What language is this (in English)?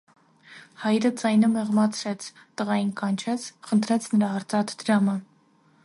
Armenian